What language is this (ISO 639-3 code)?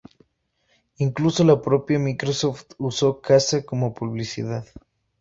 spa